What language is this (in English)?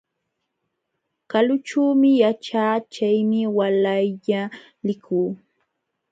Jauja Wanca Quechua